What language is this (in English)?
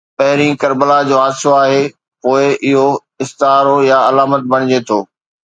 Sindhi